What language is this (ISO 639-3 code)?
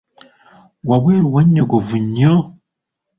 lug